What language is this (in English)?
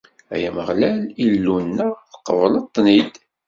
Kabyle